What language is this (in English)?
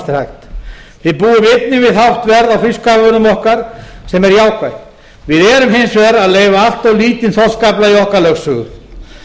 Icelandic